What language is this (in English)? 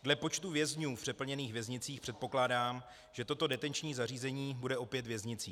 Czech